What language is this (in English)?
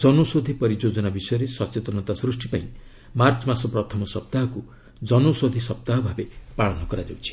Odia